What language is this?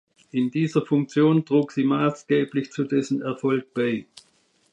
German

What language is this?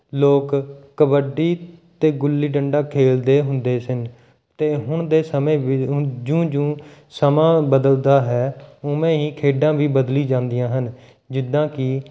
Punjabi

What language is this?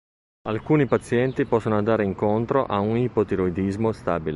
Italian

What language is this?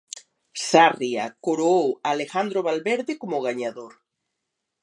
Galician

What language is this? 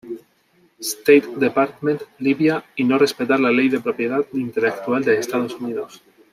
Spanish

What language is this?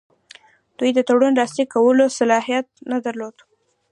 Pashto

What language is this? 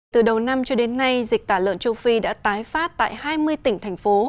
Vietnamese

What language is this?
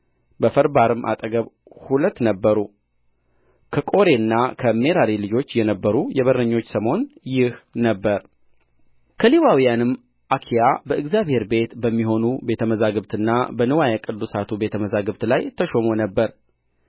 Amharic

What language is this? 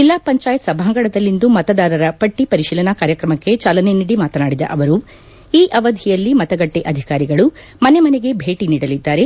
Kannada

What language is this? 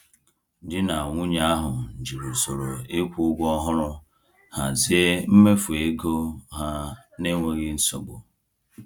Igbo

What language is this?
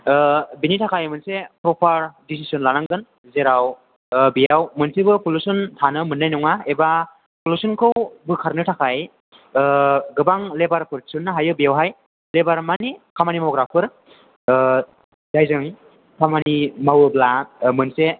Bodo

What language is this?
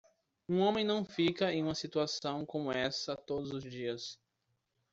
Portuguese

